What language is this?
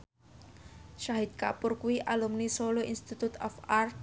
Javanese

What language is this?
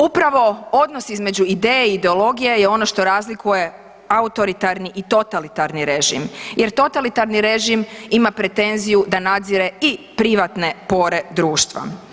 Croatian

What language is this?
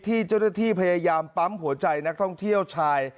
Thai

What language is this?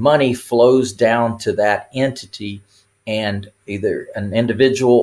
English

